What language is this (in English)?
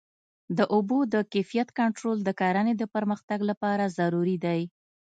Pashto